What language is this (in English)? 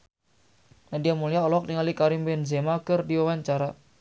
Sundanese